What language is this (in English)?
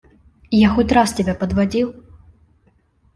Russian